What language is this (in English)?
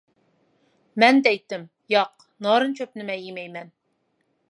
Uyghur